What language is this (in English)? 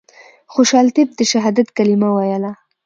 Pashto